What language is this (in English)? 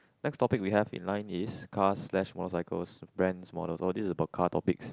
English